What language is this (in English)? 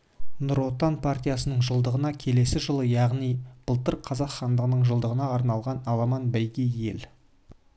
Kazakh